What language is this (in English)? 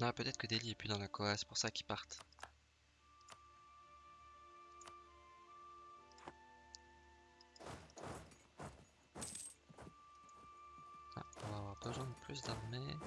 French